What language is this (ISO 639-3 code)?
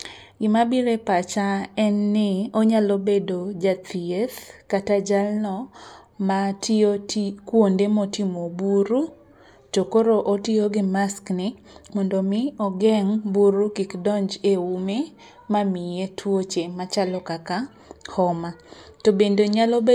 luo